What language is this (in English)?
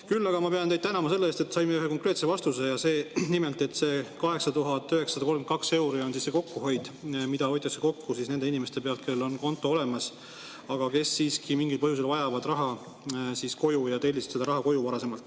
Estonian